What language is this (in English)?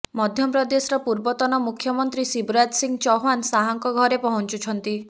Odia